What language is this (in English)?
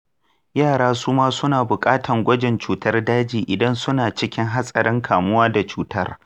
Hausa